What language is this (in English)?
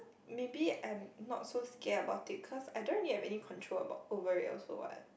English